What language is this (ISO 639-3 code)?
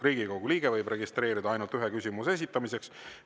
est